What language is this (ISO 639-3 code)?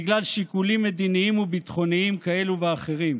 heb